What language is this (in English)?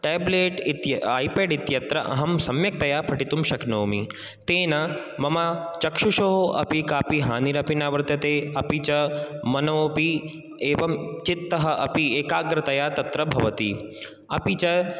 Sanskrit